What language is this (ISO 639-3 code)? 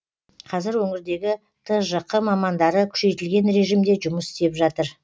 kaz